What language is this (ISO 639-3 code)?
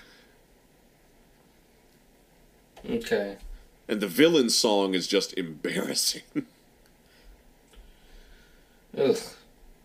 eng